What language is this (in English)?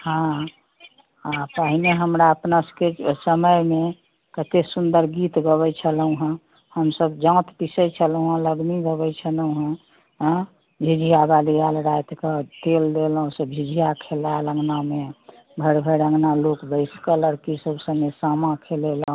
Maithili